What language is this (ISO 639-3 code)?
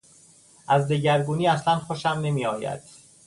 fas